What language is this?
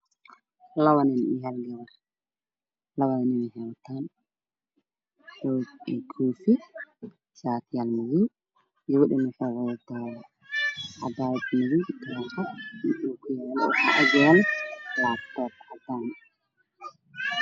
Somali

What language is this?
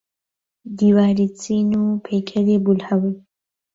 Central Kurdish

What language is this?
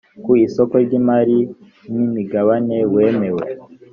Kinyarwanda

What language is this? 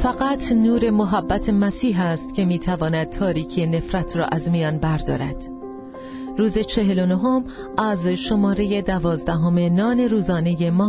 Persian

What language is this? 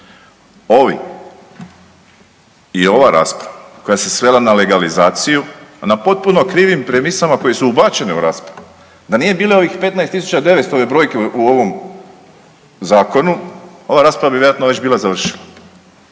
Croatian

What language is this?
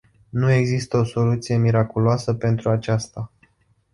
Romanian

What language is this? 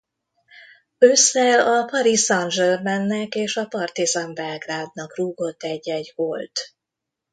Hungarian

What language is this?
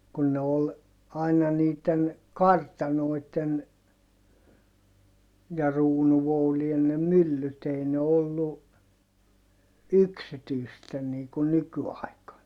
Finnish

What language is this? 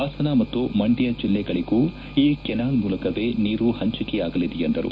Kannada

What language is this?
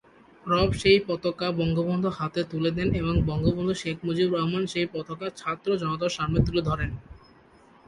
Bangla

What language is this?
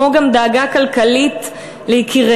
Hebrew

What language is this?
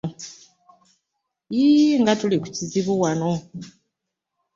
Ganda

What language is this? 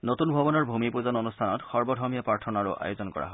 Assamese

